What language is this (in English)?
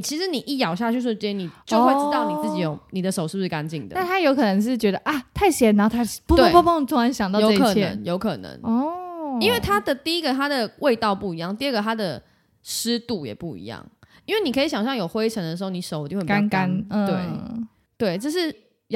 Chinese